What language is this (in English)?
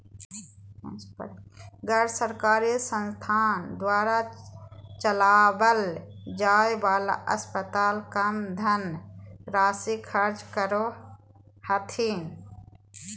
Magahi